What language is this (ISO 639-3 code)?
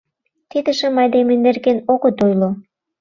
chm